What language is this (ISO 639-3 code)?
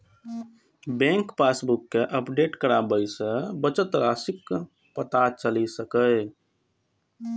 mai